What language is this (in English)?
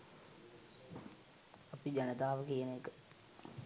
Sinhala